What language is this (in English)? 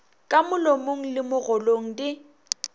Northern Sotho